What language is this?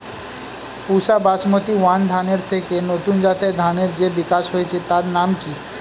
Bangla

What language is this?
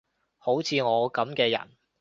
Cantonese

